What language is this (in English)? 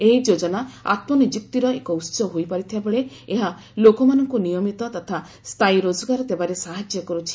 Odia